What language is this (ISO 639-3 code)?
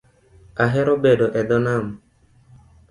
luo